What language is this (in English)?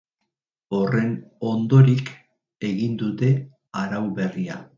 Basque